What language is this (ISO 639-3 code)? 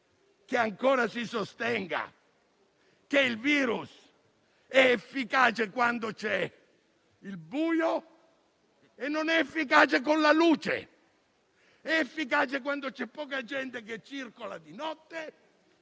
ita